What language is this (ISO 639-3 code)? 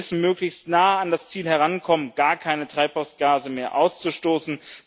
deu